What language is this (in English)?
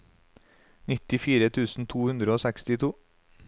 Norwegian